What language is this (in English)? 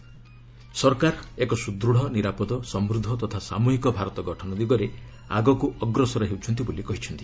Odia